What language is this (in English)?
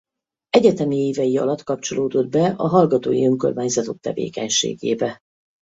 Hungarian